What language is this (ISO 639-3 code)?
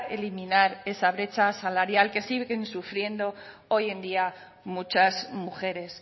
spa